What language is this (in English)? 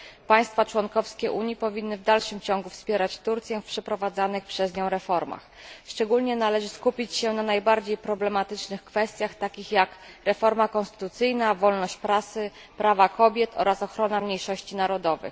Polish